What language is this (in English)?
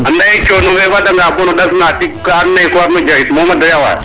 Serer